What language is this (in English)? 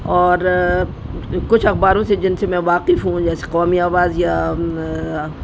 Urdu